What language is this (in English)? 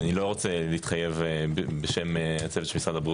Hebrew